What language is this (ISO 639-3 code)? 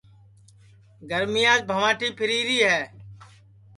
ssi